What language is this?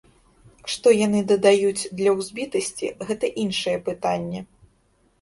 Belarusian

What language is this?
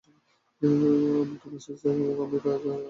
Bangla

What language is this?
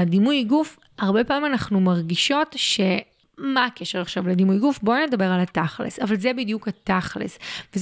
Hebrew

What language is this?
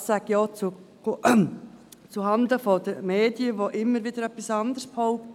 Swiss German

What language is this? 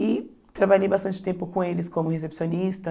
Portuguese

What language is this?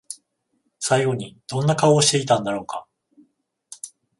Japanese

